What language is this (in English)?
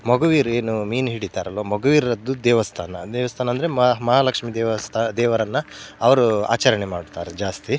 Kannada